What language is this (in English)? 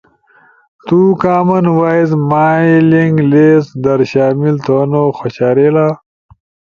Ushojo